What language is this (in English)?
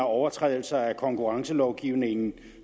Danish